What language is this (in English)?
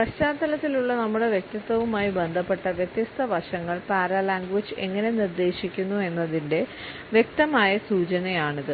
Malayalam